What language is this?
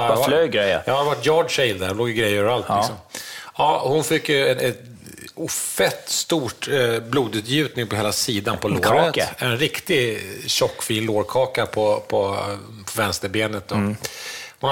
Swedish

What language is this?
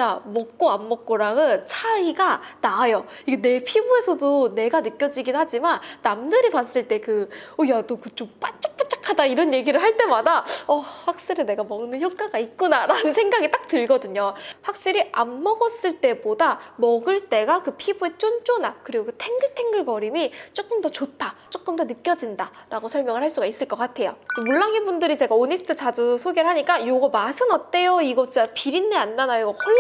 Korean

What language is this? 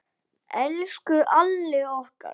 Icelandic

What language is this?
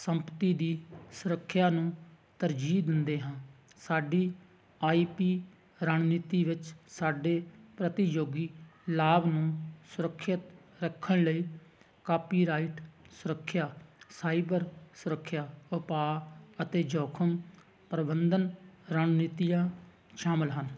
Punjabi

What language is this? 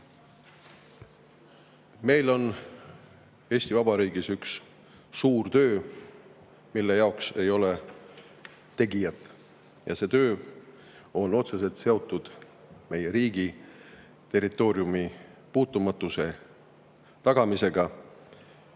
Estonian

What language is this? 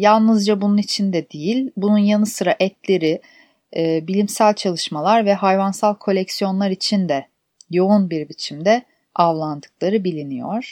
Turkish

